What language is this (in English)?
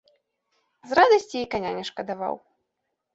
Belarusian